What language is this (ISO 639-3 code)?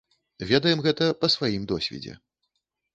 bel